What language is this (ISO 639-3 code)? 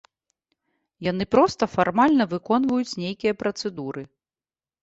bel